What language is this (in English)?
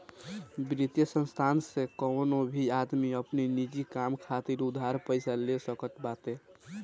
Bhojpuri